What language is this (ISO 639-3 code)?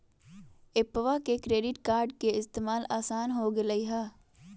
mag